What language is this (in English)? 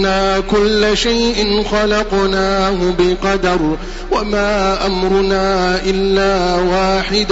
Arabic